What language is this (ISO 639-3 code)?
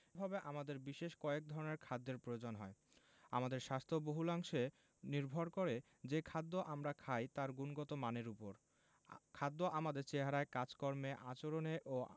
ben